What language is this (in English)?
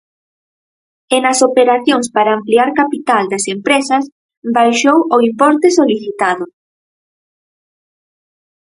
Galician